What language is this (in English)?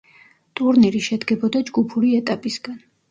Georgian